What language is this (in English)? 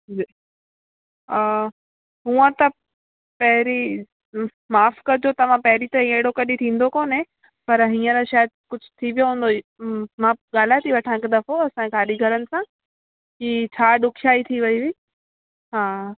Sindhi